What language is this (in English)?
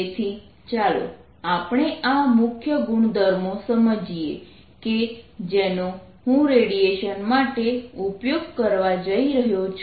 Gujarati